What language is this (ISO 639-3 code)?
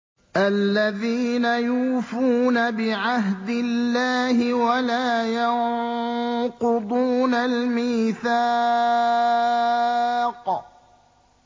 ara